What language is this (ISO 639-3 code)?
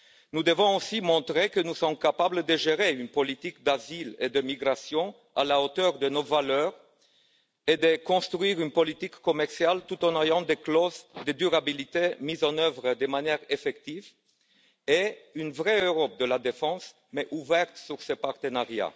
fra